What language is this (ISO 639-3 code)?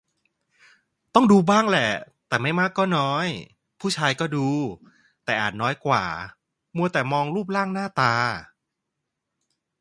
tha